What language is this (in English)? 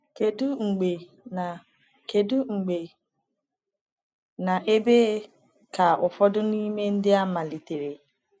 Igbo